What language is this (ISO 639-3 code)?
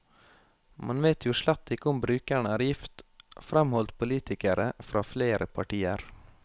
nor